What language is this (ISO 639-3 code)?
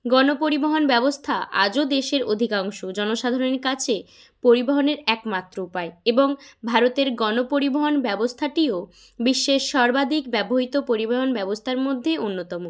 ben